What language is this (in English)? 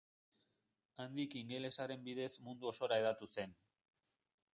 Basque